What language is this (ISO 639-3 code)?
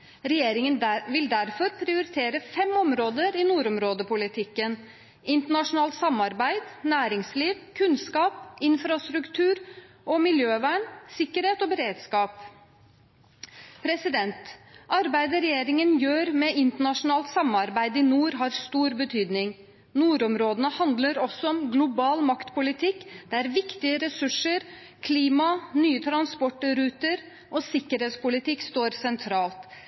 nob